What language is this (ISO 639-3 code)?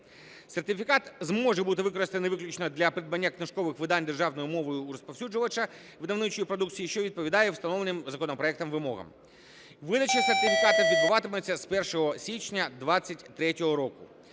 ukr